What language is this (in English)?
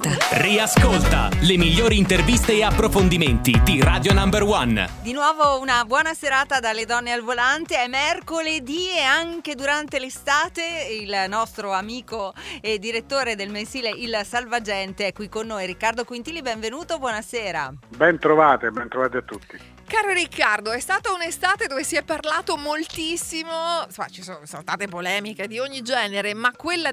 Italian